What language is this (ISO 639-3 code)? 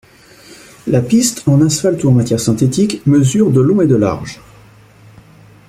fra